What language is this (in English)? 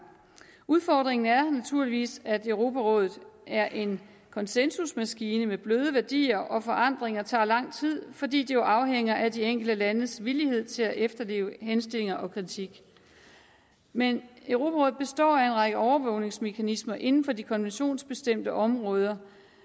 Danish